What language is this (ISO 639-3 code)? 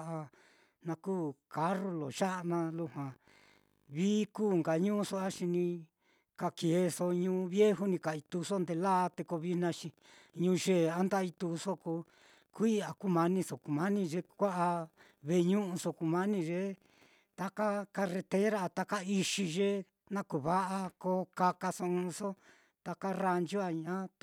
vmm